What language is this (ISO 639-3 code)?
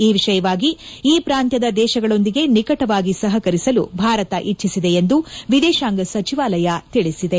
kan